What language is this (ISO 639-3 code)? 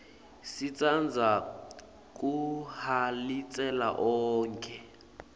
ssw